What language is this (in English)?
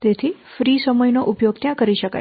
Gujarati